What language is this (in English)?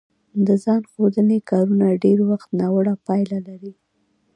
Pashto